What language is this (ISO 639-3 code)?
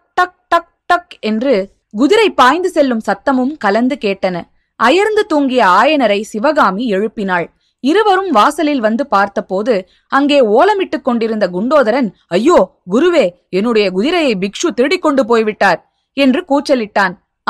tam